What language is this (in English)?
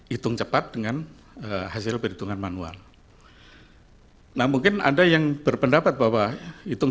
Indonesian